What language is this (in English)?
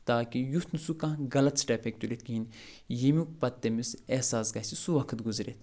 Kashmiri